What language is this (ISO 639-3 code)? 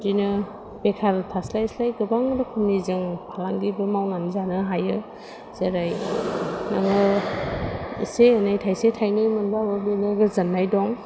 brx